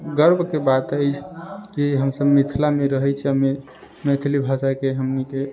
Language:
Maithili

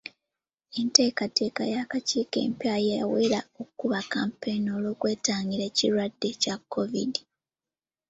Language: Ganda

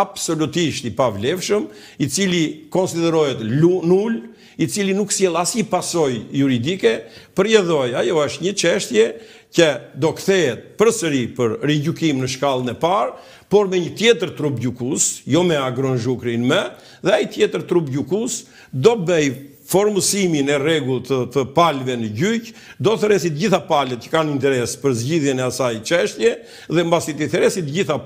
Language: Romanian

